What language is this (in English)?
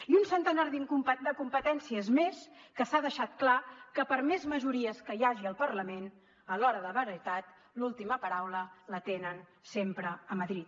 Catalan